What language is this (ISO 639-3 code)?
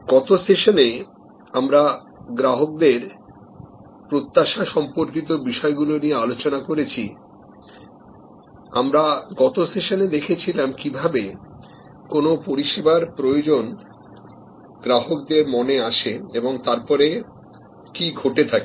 ben